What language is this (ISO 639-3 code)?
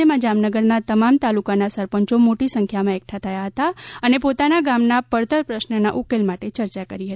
guj